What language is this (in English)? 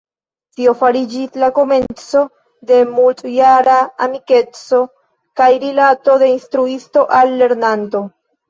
Esperanto